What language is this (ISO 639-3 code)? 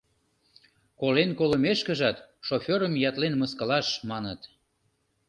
chm